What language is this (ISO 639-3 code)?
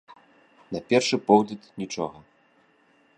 bel